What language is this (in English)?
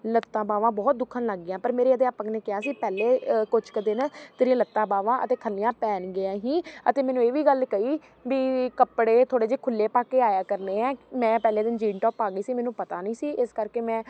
Punjabi